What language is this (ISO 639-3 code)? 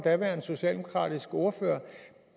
dan